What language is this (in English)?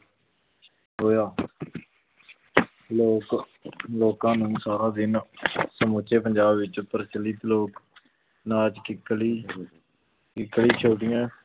Punjabi